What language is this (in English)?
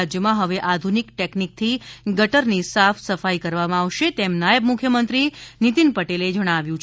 Gujarati